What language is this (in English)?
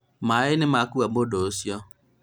Kikuyu